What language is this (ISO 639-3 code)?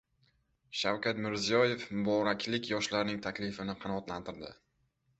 uzb